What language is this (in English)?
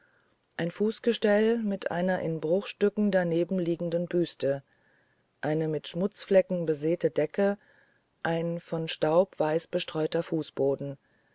German